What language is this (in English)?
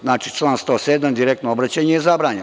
Serbian